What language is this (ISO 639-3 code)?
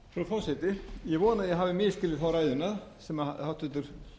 isl